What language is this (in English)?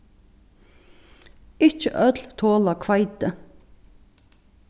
Faroese